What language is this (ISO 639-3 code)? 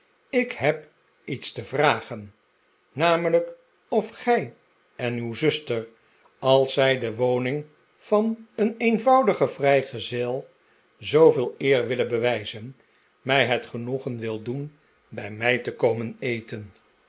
nld